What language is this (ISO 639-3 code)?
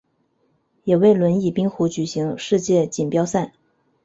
zho